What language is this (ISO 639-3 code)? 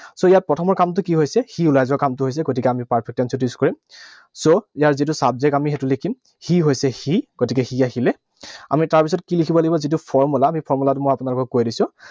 asm